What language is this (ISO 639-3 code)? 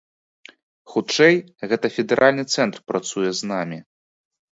bel